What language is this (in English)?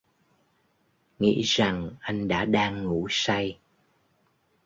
Vietnamese